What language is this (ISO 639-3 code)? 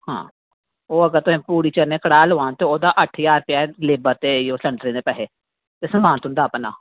doi